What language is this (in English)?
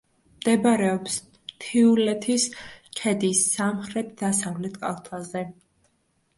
Georgian